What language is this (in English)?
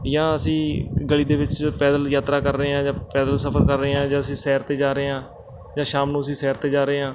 Punjabi